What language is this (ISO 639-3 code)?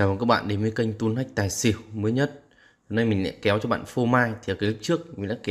vie